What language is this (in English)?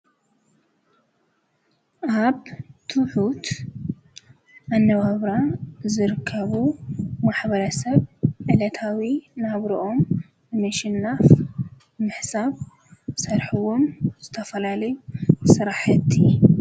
Tigrinya